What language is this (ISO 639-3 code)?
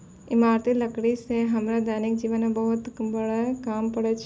mai